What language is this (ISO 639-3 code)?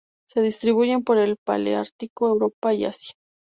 spa